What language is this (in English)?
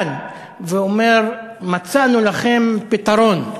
Hebrew